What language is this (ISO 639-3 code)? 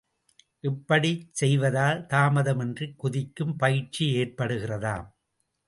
tam